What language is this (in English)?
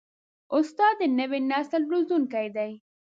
Pashto